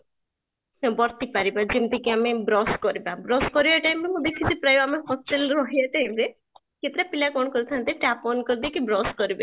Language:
Odia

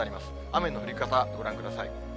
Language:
Japanese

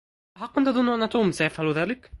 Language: Arabic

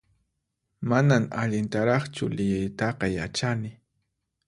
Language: Puno Quechua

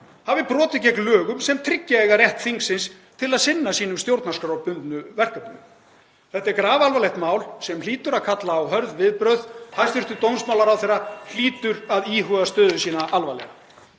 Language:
Icelandic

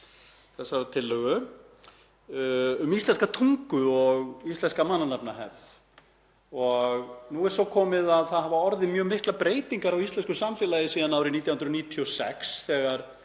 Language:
Icelandic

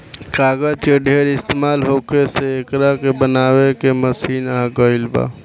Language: Bhojpuri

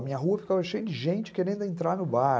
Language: Portuguese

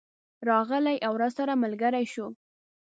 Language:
Pashto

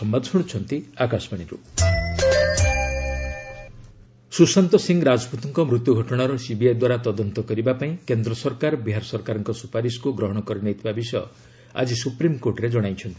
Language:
Odia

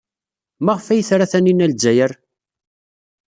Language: Kabyle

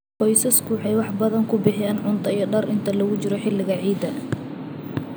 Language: Somali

